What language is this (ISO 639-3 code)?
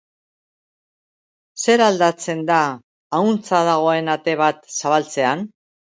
eus